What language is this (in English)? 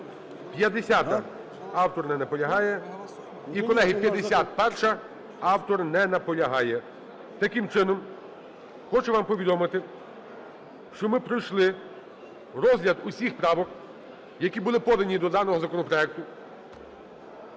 Ukrainian